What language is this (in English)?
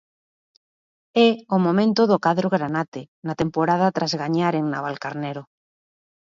Galician